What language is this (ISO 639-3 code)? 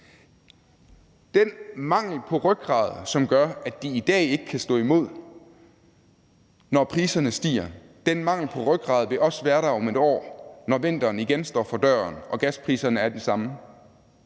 dan